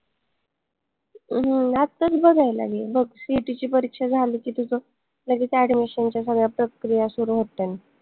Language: Marathi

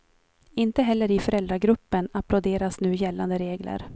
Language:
Swedish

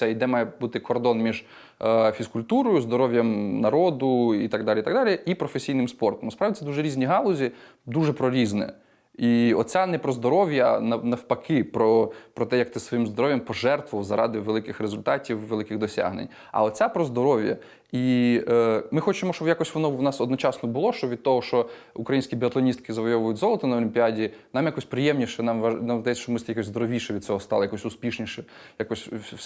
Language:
Ukrainian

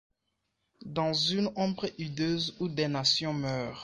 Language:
French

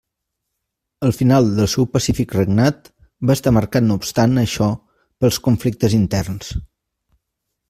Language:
Catalan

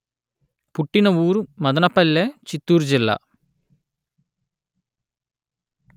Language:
Telugu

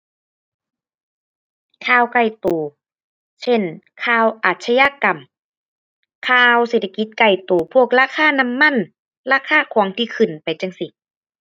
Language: Thai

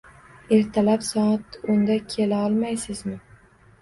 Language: Uzbek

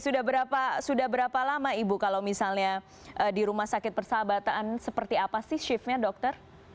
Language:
Indonesian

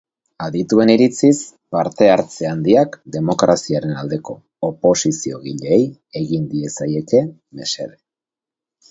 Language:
Basque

